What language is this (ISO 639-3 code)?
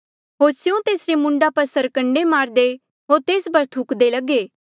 mjl